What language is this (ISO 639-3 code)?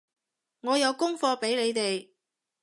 yue